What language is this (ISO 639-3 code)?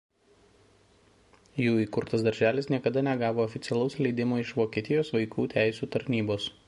lit